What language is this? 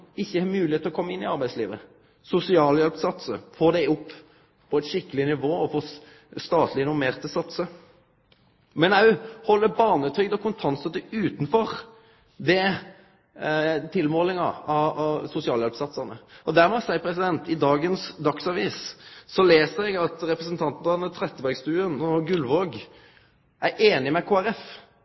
Norwegian Nynorsk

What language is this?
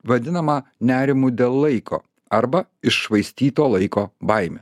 Lithuanian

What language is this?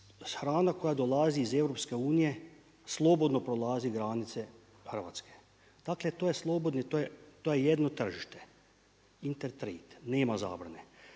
Croatian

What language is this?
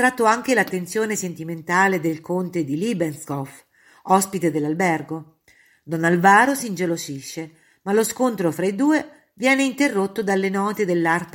Italian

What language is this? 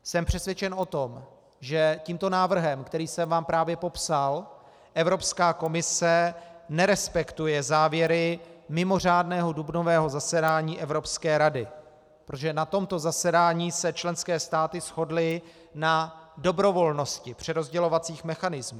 Czech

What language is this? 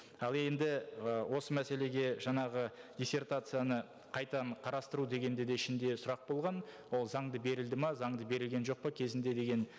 Kazakh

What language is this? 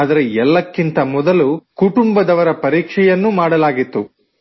Kannada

